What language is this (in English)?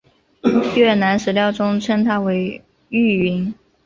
Chinese